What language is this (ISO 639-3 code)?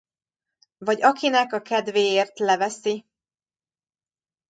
hun